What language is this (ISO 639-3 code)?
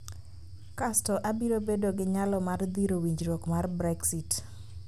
luo